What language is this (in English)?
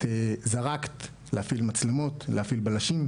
Hebrew